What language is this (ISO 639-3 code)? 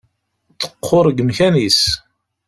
kab